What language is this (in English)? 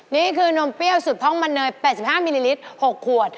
Thai